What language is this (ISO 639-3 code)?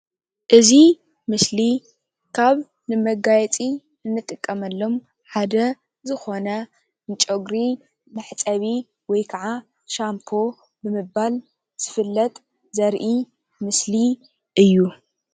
tir